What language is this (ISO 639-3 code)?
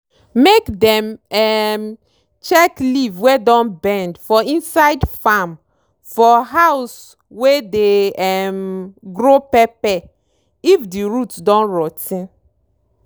pcm